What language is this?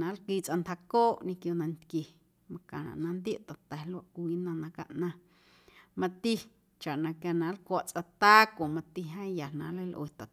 Guerrero Amuzgo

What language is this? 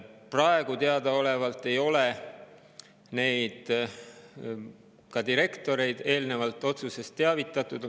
Estonian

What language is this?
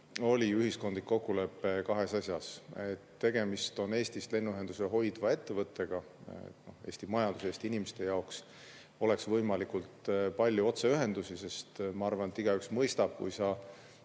Estonian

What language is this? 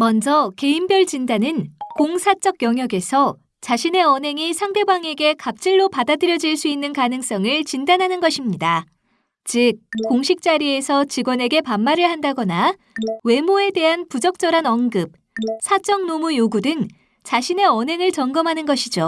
Korean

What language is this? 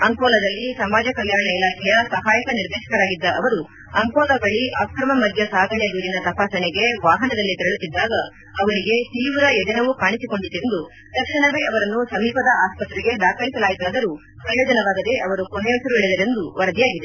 Kannada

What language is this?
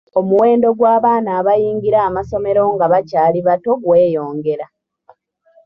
Ganda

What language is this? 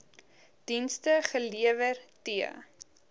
Afrikaans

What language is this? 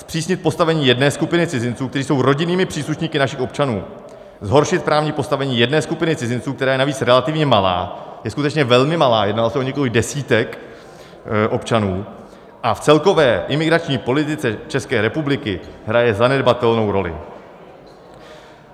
Czech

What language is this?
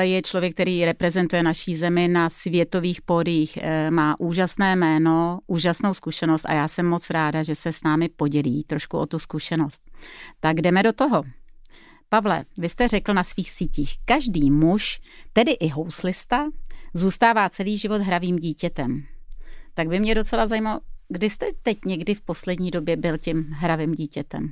Czech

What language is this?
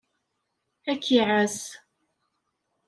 Kabyle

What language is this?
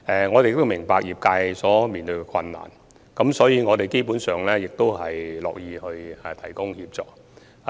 Cantonese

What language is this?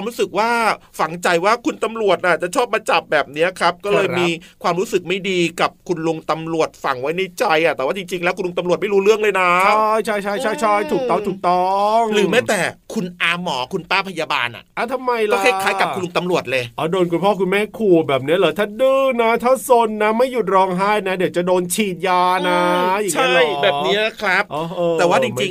Thai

